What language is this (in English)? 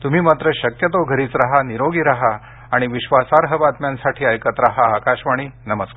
Marathi